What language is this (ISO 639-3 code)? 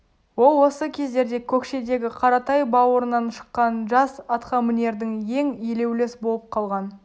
kaz